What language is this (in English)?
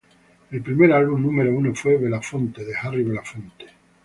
Spanish